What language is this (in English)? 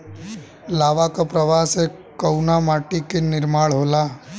Bhojpuri